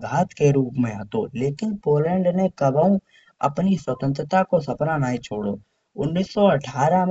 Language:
Kanauji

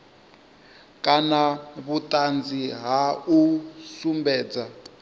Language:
Venda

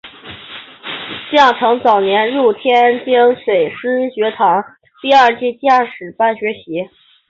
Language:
Chinese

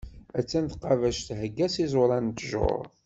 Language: Kabyle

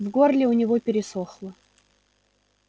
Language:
Russian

